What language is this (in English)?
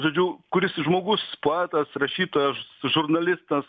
Lithuanian